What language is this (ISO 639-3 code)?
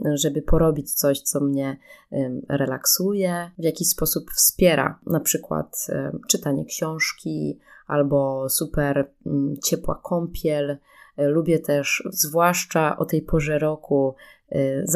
pol